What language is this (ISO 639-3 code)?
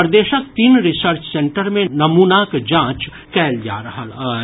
mai